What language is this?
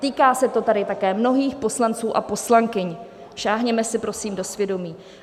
Czech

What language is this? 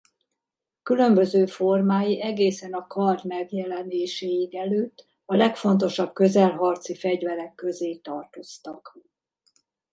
Hungarian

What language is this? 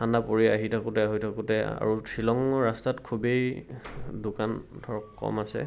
Assamese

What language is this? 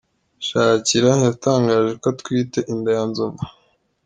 Kinyarwanda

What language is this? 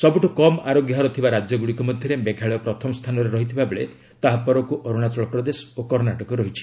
Odia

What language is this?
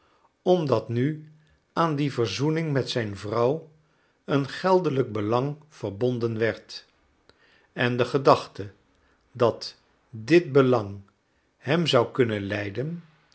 Dutch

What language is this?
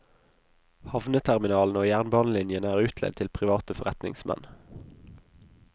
Norwegian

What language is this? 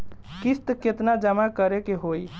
Bhojpuri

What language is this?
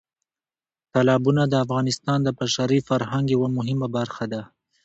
Pashto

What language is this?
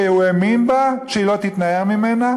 Hebrew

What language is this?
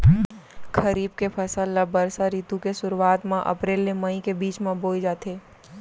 Chhattisgarhi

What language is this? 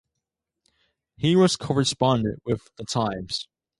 English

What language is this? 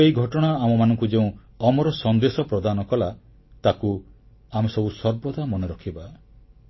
Odia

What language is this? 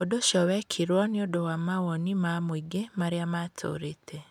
Kikuyu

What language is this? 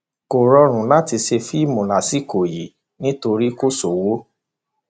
Yoruba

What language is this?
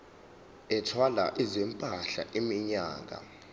Zulu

